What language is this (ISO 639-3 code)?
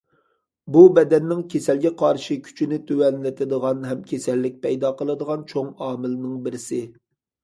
uig